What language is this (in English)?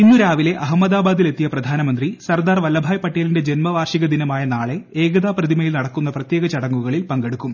Malayalam